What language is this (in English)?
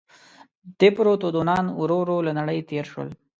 Pashto